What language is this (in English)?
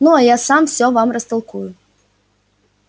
Russian